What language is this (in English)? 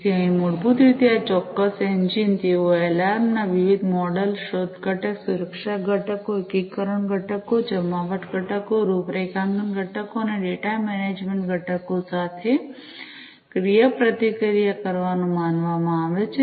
Gujarati